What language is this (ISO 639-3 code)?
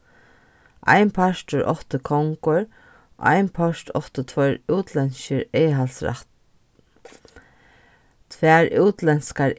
fao